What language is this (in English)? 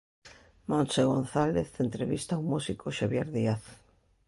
Galician